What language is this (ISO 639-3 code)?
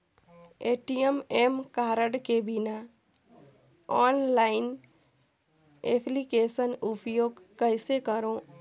hne